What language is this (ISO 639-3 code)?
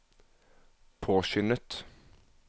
nor